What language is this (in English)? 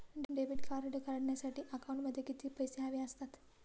Marathi